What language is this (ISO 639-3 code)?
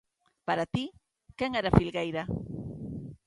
glg